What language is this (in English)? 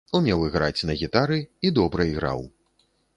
Belarusian